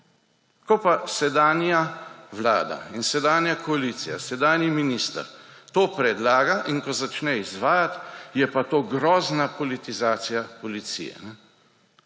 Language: Slovenian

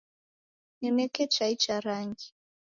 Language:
Taita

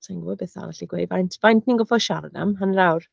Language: Welsh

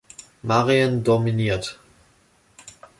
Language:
German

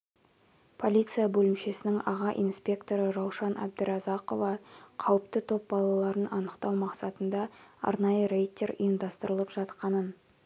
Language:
Kazakh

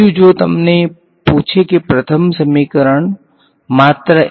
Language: Gujarati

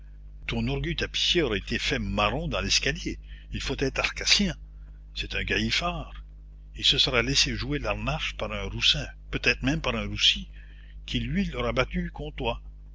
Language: French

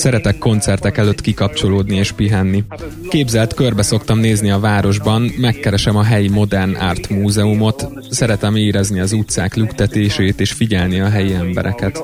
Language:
Hungarian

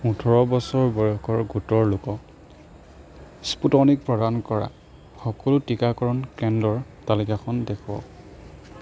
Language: Assamese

